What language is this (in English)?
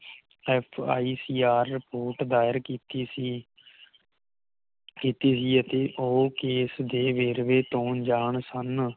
Punjabi